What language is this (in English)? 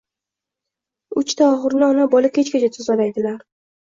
Uzbek